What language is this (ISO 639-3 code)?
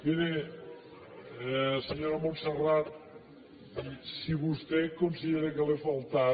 cat